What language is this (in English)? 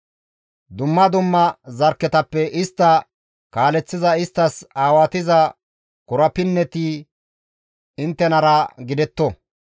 Gamo